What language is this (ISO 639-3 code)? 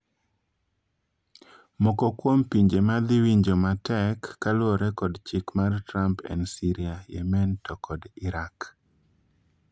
luo